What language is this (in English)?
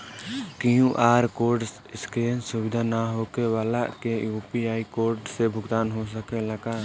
Bhojpuri